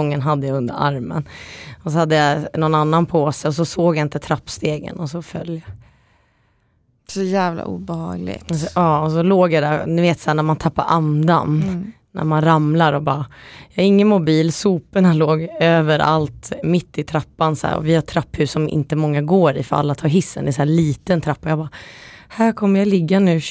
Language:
Swedish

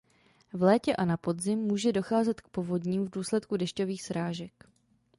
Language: Czech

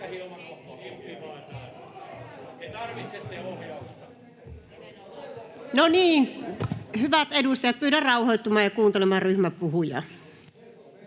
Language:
Finnish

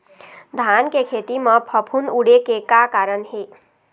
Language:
Chhattisgarhi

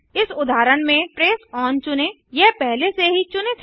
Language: Hindi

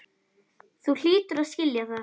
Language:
Icelandic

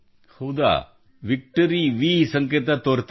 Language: Kannada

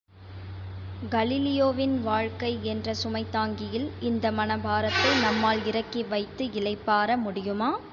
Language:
Tamil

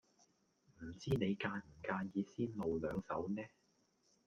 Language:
Cantonese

